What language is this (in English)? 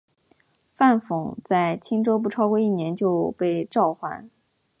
Chinese